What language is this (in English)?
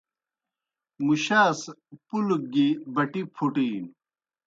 Kohistani Shina